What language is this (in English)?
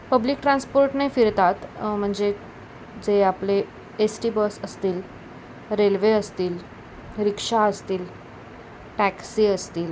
Marathi